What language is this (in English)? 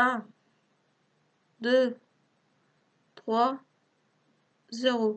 French